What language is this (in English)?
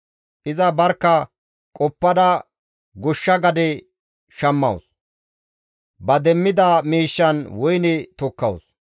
Gamo